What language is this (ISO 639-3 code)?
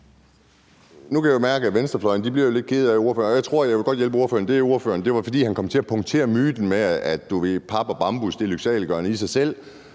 dan